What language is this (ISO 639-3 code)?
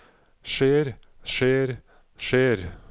nor